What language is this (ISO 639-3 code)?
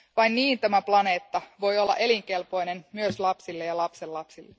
fin